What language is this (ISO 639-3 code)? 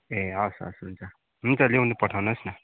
nep